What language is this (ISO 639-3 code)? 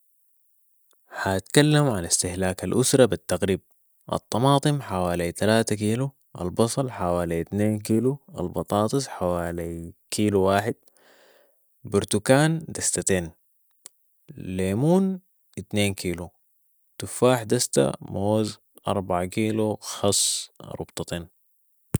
apd